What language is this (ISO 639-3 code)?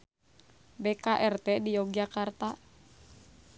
sun